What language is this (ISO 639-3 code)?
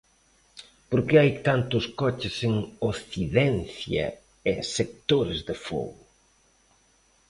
glg